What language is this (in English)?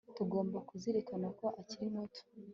Kinyarwanda